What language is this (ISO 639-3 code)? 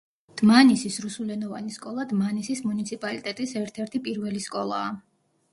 kat